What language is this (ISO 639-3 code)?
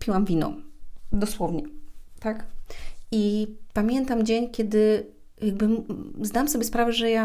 pol